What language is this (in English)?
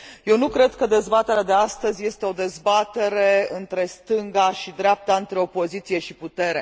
Romanian